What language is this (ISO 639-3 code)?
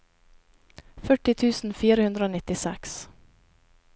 nor